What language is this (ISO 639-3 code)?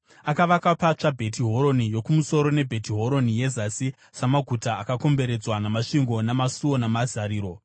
sna